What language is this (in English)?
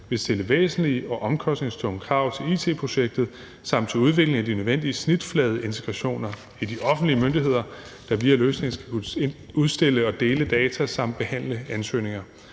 Danish